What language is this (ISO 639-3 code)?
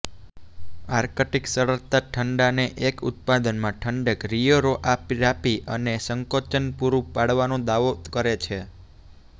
guj